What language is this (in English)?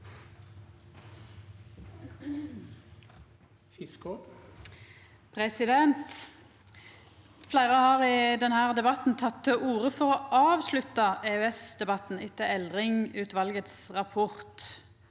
Norwegian